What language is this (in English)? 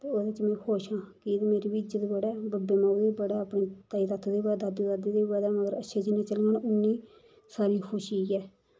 Dogri